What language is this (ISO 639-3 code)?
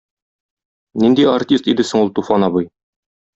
tat